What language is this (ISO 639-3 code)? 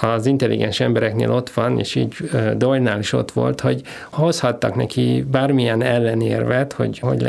hun